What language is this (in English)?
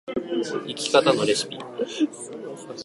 Japanese